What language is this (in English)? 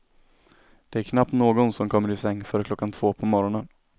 Swedish